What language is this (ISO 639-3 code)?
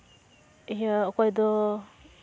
sat